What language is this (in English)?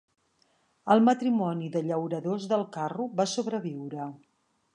Catalan